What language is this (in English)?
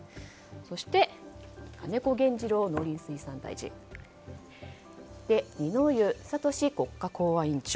Japanese